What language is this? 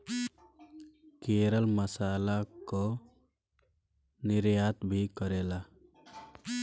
Bhojpuri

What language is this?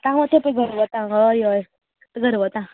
Konkani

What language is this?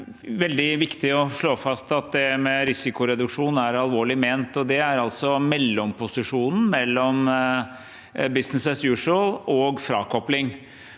Norwegian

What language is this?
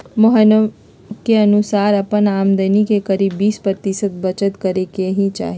Magahi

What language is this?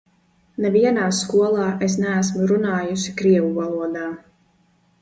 Latvian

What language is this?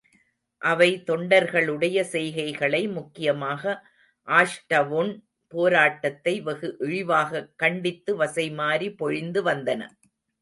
Tamil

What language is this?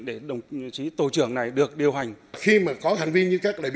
Vietnamese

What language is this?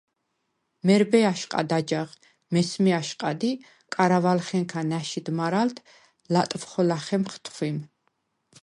Svan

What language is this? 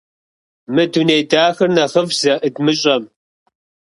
Kabardian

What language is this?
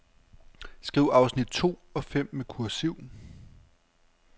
Danish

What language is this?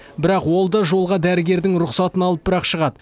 Kazakh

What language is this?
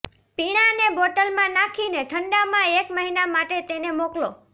Gujarati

